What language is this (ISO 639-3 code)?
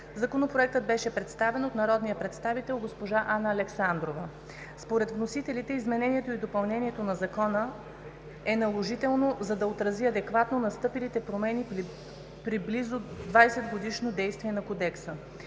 bul